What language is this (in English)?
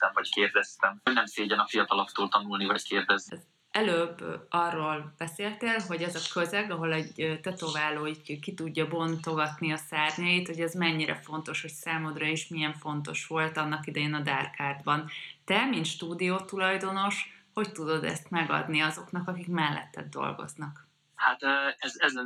Hungarian